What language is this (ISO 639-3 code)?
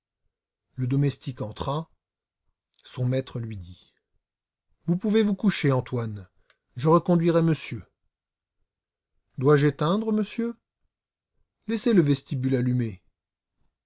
fra